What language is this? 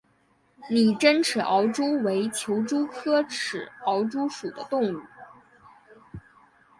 Chinese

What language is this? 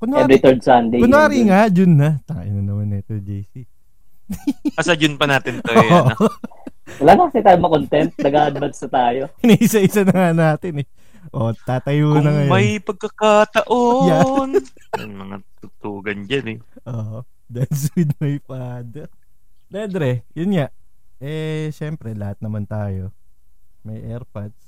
Filipino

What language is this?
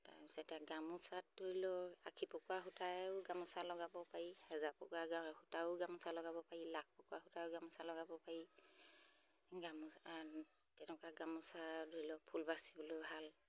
Assamese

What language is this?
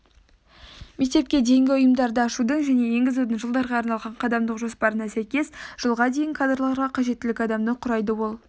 Kazakh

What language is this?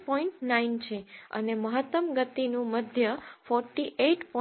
Gujarati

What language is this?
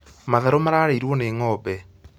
Kikuyu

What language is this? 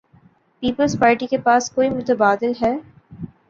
Urdu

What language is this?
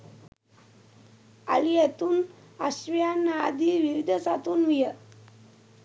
Sinhala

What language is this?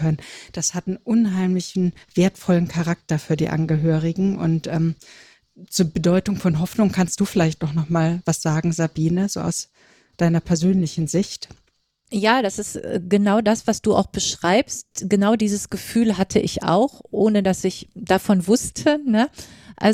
German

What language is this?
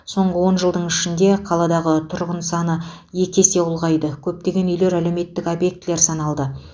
Kazakh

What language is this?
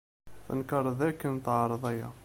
Kabyle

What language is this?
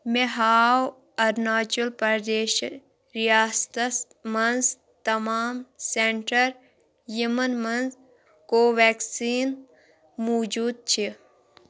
Kashmiri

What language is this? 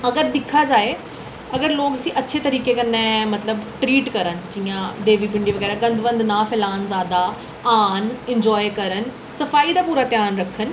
Dogri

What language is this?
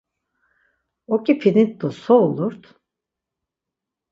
Laz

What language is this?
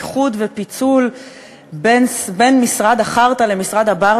Hebrew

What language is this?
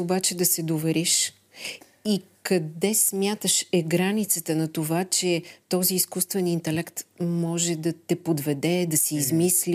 Bulgarian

